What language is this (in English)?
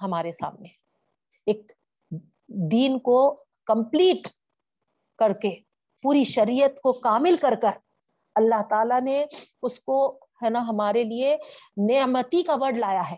Urdu